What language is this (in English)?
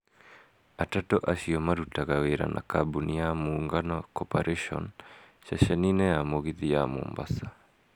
Kikuyu